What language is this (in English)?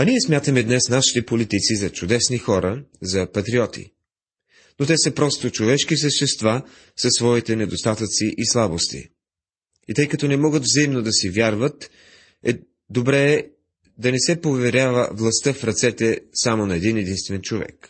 Bulgarian